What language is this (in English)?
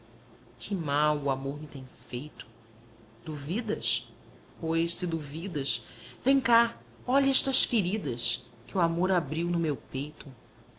Portuguese